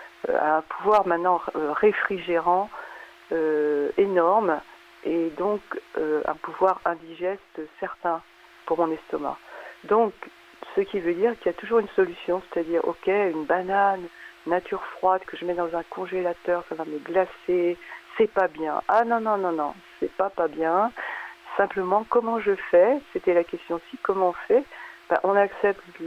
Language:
French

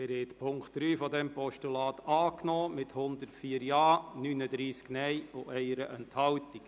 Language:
Swiss German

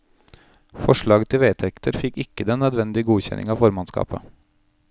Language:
Norwegian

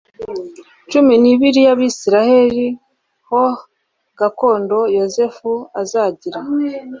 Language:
Kinyarwanda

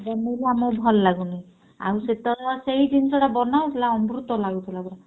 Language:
Odia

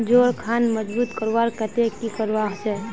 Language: Magahi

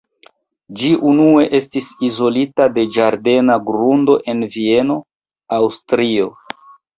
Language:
Esperanto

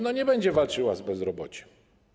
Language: Polish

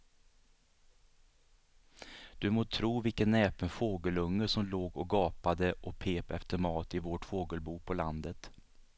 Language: Swedish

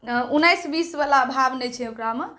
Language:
Maithili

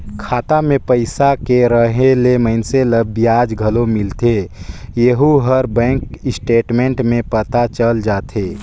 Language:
Chhattisgarhi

